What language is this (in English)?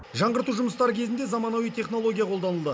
Kazakh